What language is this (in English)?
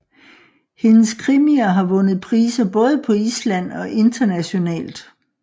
Danish